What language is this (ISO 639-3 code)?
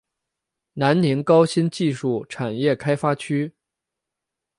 zho